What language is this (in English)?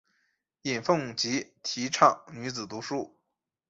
Chinese